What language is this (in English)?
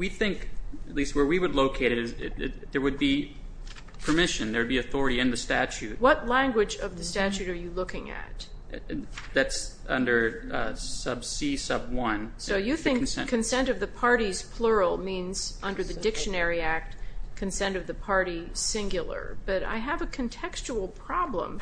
English